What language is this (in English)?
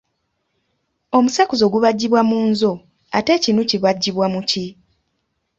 Ganda